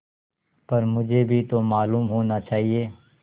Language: Hindi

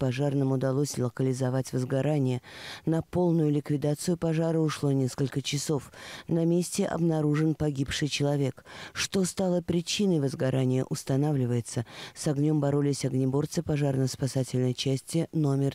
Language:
Russian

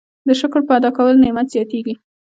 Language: Pashto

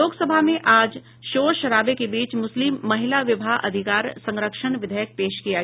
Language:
Hindi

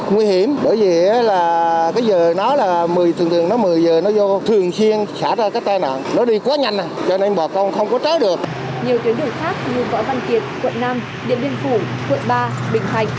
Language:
Vietnamese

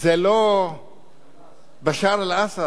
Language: Hebrew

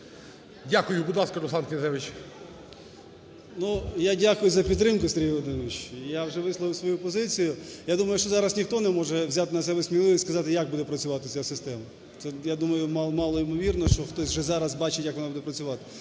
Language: Ukrainian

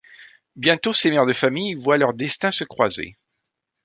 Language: French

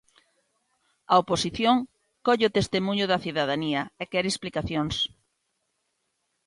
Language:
Galician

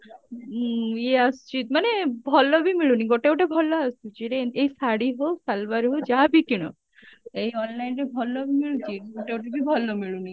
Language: Odia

